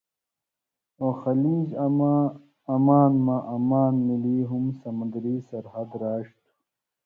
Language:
Indus Kohistani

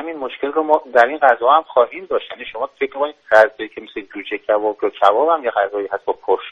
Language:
Persian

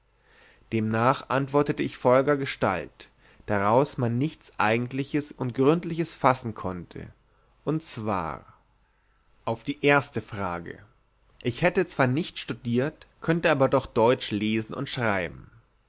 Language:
German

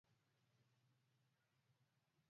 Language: Swahili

